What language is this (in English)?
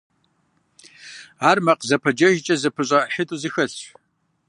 Kabardian